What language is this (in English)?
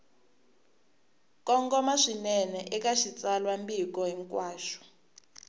Tsonga